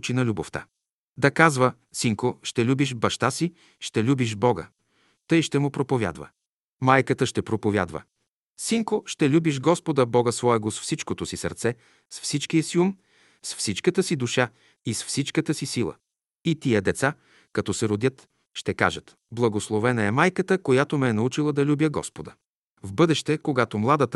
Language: Bulgarian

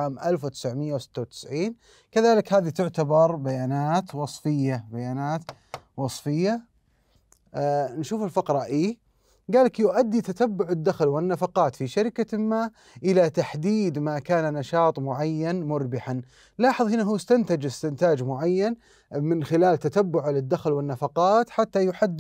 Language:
Arabic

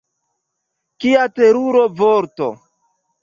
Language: Esperanto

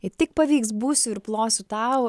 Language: Lithuanian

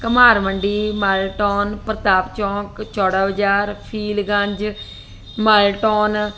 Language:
Punjabi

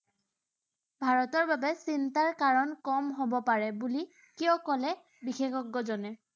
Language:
Assamese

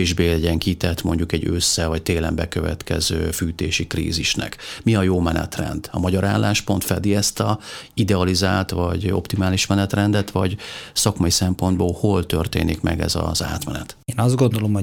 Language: Hungarian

